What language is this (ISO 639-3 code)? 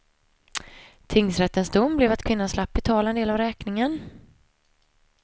swe